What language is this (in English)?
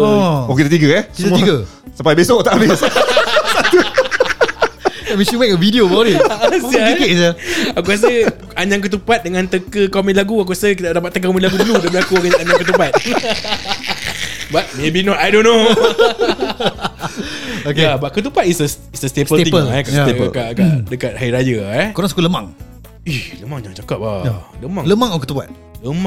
Malay